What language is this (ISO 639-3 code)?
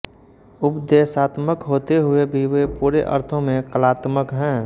hin